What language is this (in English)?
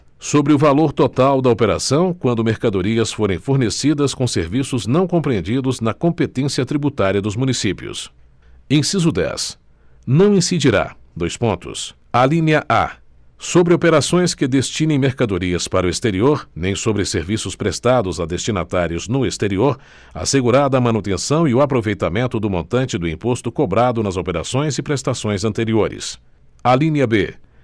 Portuguese